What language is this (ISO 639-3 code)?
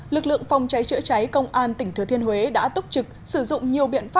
vie